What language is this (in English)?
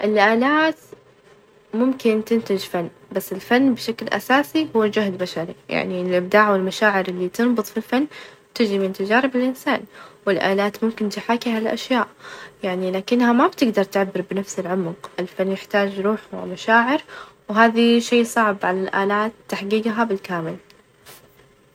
Najdi Arabic